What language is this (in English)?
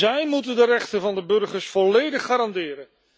Dutch